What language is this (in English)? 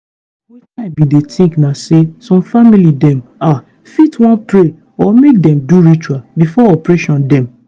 Nigerian Pidgin